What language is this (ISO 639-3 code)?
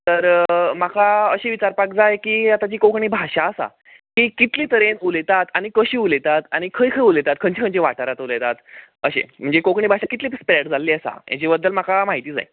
kok